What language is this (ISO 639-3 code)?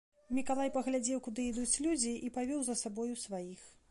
bel